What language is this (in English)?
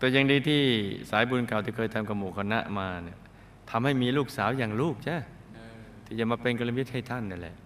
Thai